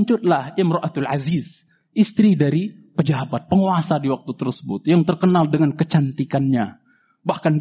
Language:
Indonesian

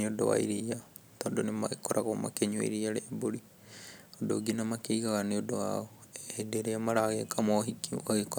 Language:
Kikuyu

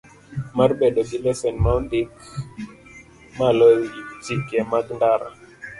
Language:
Luo (Kenya and Tanzania)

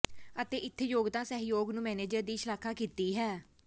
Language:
Punjabi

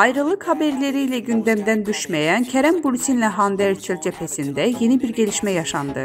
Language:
Turkish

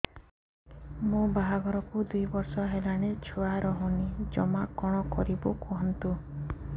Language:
Odia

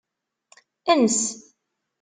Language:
Kabyle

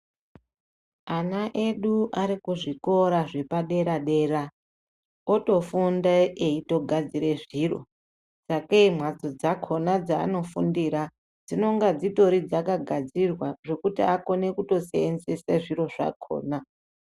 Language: Ndau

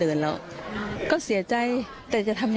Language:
Thai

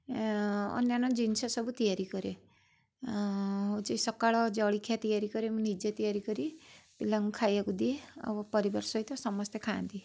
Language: Odia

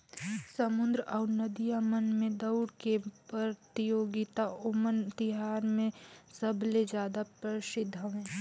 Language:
Chhattisgarhi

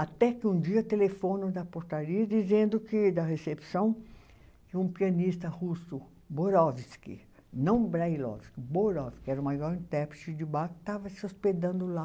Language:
Portuguese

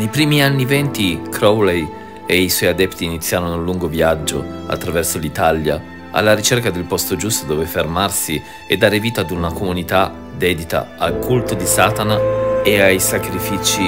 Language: Italian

